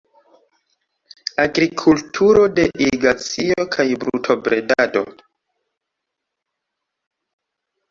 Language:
Esperanto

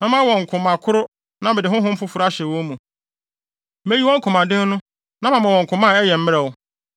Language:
Akan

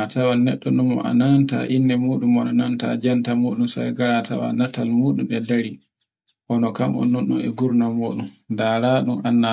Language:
Borgu Fulfulde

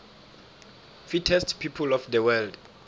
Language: South Ndebele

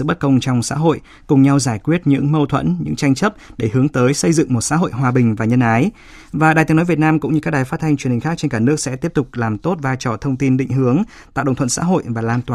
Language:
Vietnamese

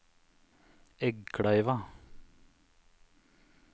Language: Norwegian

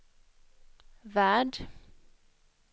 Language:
Swedish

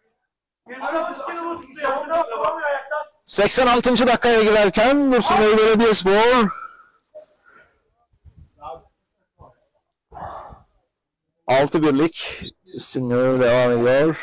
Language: Turkish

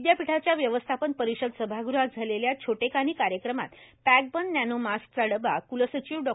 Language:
Marathi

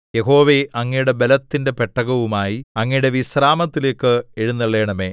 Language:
Malayalam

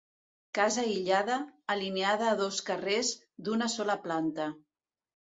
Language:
Catalan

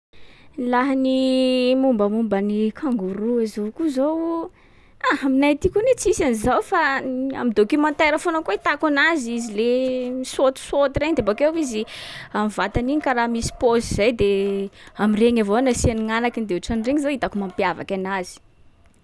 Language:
Sakalava Malagasy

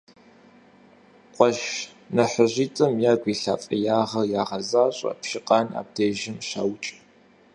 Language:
Kabardian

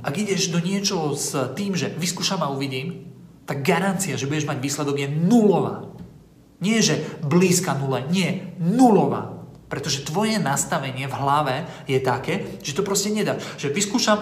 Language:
Slovak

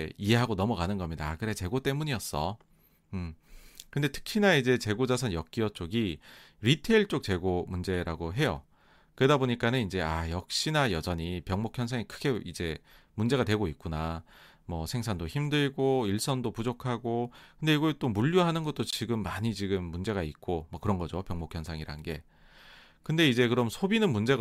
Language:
Korean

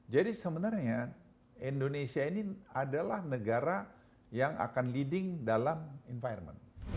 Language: Indonesian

